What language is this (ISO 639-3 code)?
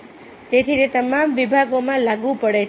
guj